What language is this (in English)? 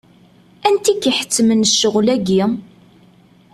Kabyle